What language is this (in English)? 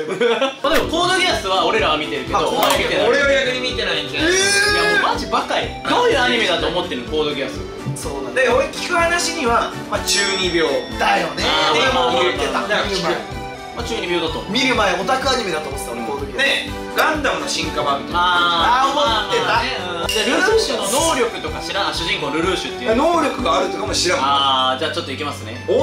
Japanese